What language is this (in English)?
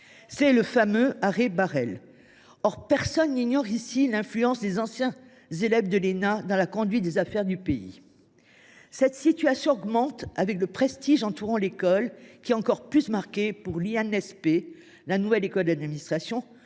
French